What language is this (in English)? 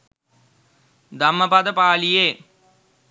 Sinhala